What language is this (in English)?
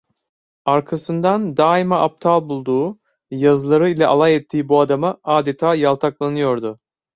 Turkish